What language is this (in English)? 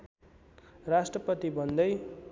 Nepali